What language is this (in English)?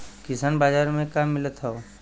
Bhojpuri